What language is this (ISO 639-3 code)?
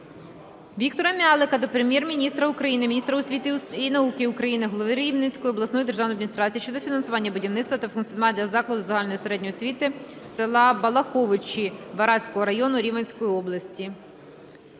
ukr